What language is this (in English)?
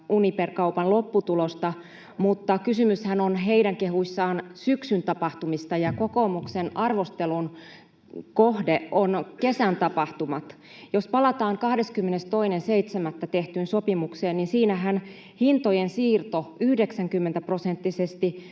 Finnish